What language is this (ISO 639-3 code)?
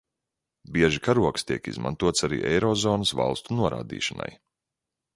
lav